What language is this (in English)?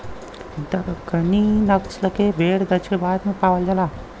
Bhojpuri